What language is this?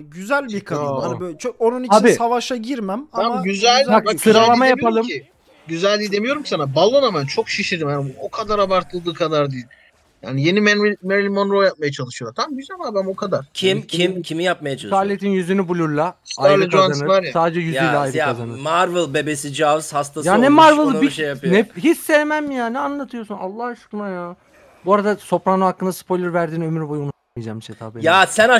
Turkish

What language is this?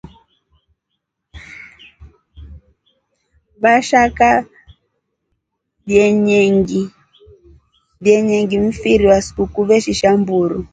Rombo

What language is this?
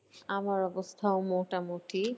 Bangla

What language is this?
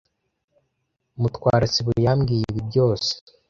Kinyarwanda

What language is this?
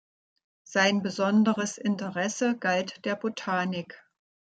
German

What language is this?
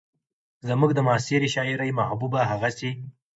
Pashto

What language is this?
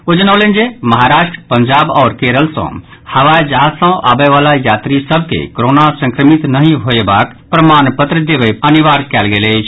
Maithili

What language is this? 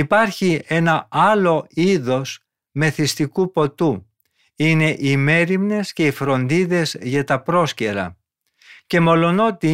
Greek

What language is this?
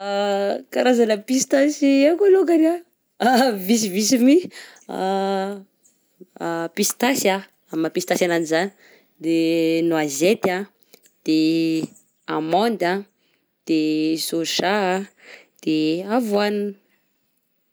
Southern Betsimisaraka Malagasy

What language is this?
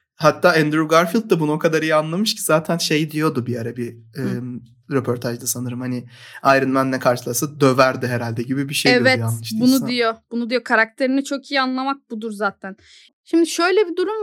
Turkish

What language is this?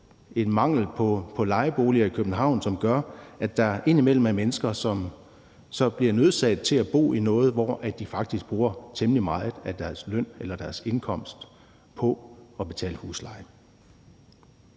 Danish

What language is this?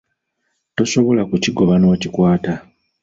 Ganda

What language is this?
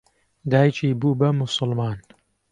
Central Kurdish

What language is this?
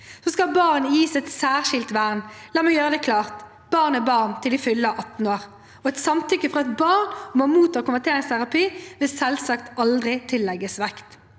Norwegian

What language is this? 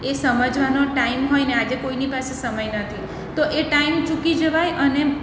Gujarati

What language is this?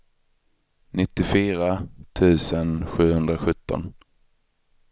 Swedish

